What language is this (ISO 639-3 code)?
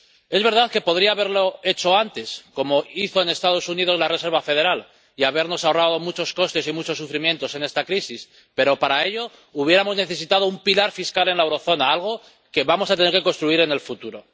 spa